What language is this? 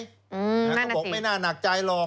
Thai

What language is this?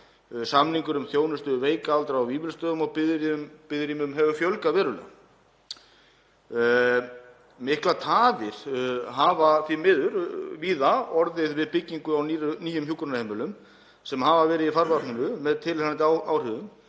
Icelandic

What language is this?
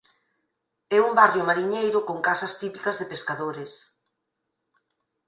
Galician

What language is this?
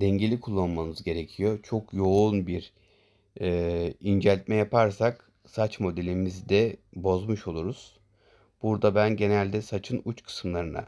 Turkish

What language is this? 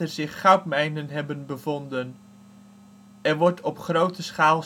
Dutch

